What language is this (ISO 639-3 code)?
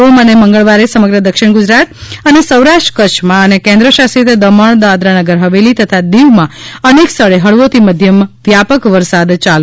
guj